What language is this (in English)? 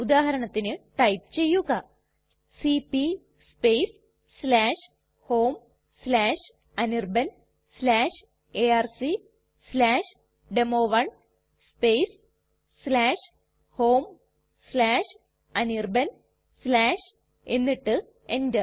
Malayalam